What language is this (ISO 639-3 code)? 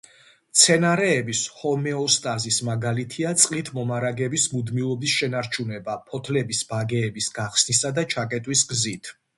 kat